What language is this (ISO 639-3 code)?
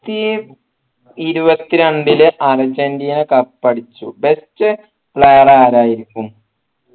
mal